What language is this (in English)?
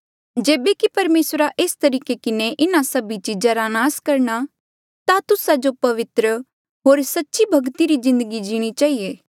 Mandeali